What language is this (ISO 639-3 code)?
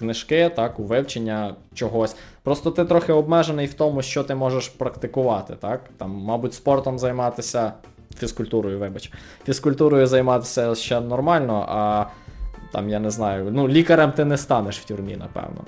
ukr